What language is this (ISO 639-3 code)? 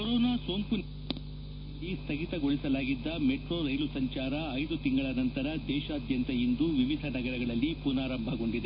kan